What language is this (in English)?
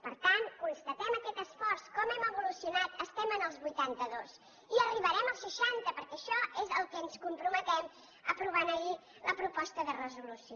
Catalan